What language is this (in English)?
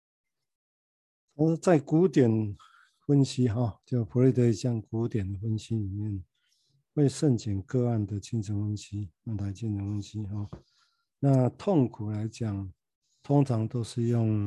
Chinese